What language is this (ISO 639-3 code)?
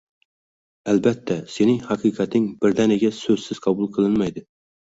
uzb